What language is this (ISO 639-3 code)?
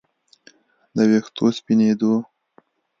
pus